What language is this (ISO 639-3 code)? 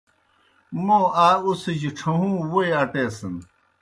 plk